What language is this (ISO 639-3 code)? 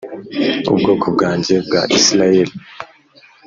kin